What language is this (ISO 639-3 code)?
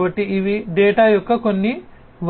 tel